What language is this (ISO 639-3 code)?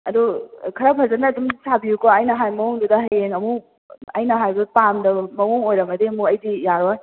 mni